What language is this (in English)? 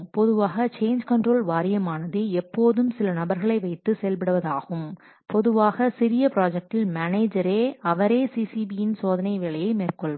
Tamil